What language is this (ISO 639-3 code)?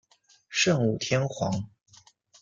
zho